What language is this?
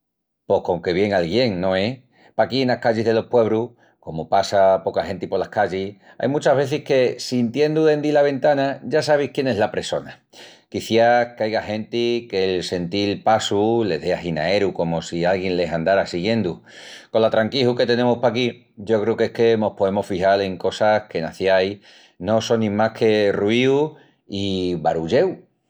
Extremaduran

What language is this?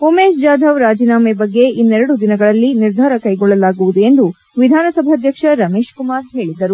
Kannada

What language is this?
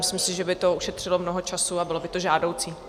Czech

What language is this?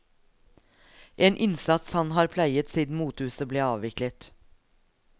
Norwegian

